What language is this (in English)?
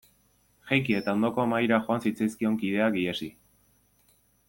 Basque